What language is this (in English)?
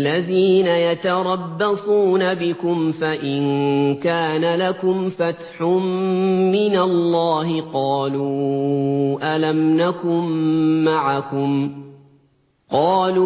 Arabic